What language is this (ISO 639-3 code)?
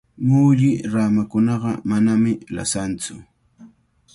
qvl